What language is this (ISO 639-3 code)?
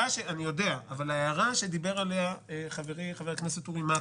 heb